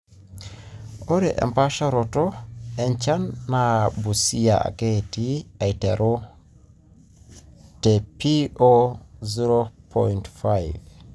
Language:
Masai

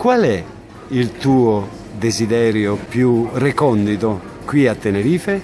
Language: Italian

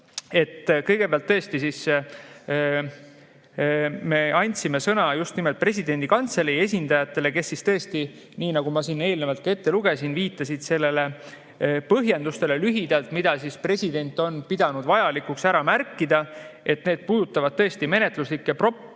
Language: Estonian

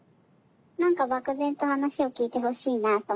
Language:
Japanese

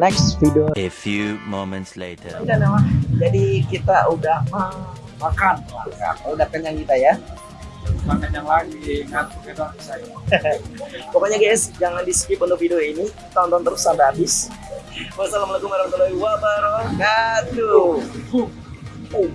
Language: Indonesian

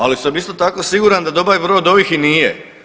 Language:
Croatian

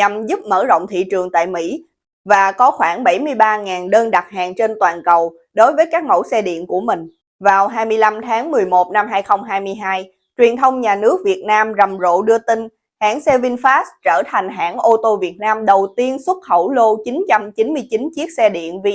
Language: Vietnamese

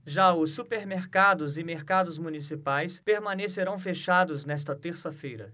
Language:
Portuguese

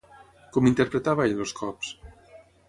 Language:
Catalan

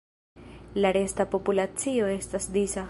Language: Esperanto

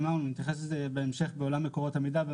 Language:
Hebrew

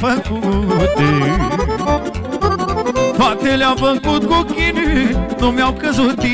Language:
Romanian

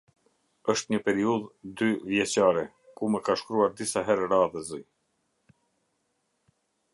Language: Albanian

